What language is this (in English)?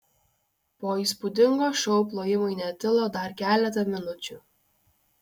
Lithuanian